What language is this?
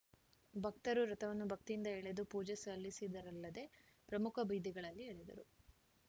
Kannada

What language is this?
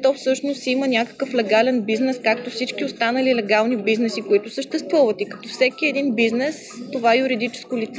Bulgarian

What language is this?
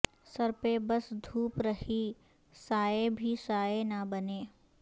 Urdu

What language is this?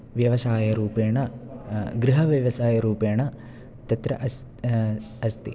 Sanskrit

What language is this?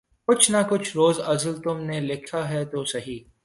Urdu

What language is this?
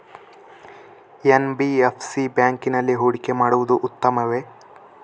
Kannada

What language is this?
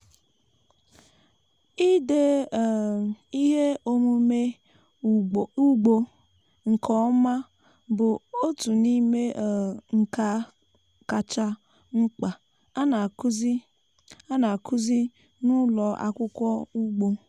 Igbo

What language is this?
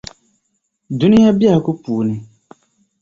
Dagbani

